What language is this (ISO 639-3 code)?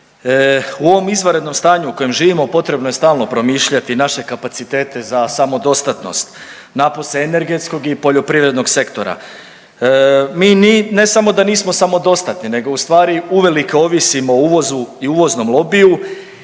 hrv